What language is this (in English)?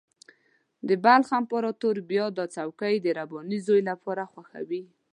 Pashto